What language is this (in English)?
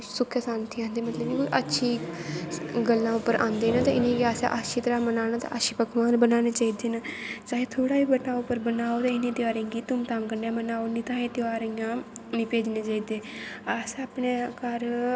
Dogri